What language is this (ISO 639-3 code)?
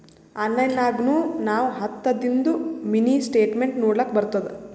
kan